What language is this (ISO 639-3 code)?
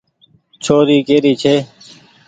gig